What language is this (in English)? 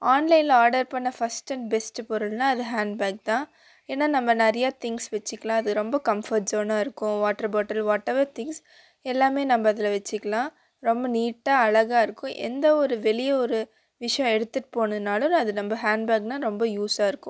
Tamil